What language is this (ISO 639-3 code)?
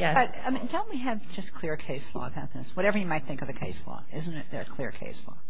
eng